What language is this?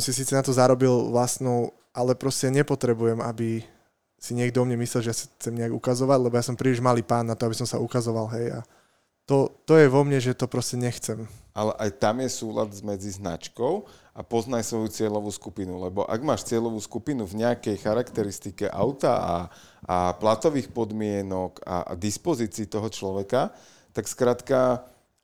Slovak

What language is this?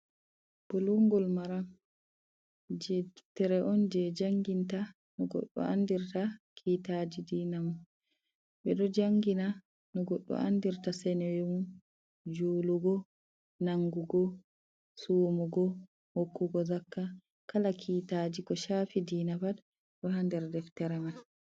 Fula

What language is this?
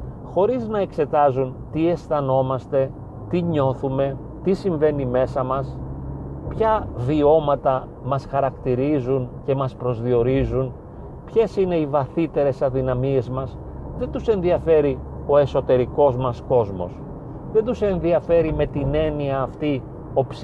Greek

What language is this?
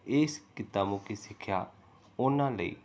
Punjabi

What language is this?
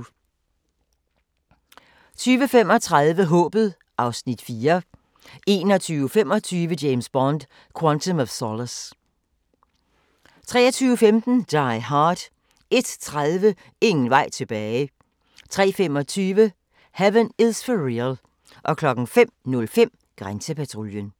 Danish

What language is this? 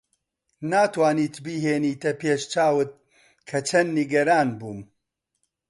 Central Kurdish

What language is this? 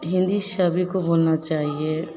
Hindi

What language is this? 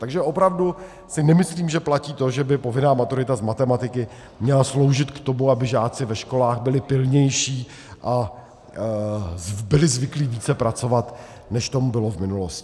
Czech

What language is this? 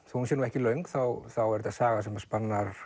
Icelandic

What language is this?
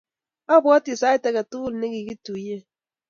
Kalenjin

